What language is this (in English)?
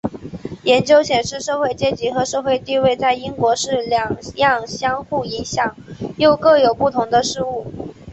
Chinese